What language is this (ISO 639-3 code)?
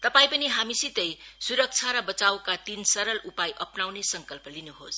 nep